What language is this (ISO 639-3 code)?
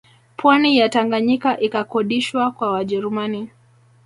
swa